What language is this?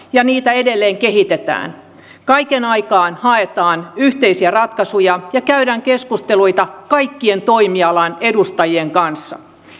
Finnish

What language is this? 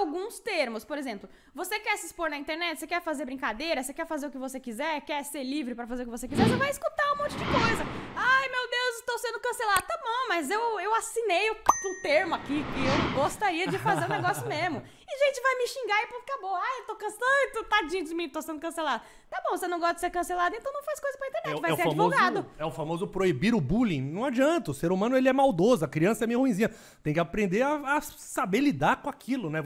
Portuguese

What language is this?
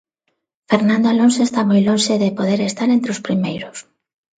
Galician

